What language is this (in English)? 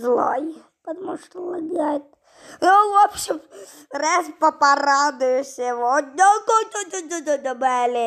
Russian